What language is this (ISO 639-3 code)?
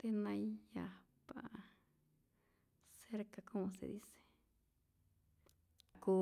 zor